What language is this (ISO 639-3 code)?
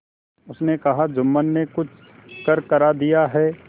hin